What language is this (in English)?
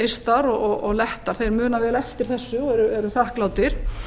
Icelandic